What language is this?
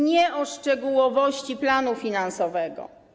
Polish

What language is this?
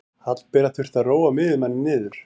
Icelandic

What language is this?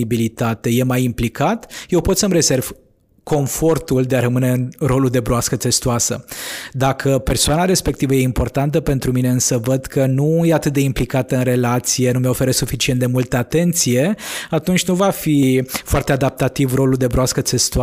Romanian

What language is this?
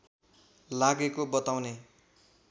Nepali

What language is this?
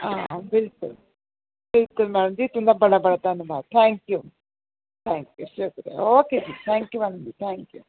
Dogri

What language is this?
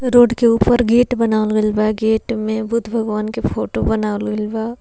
Bhojpuri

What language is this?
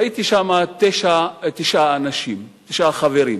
Hebrew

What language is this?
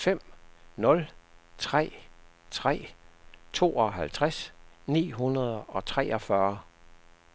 Danish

